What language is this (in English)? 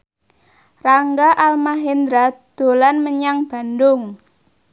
Javanese